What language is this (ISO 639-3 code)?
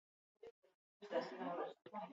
eus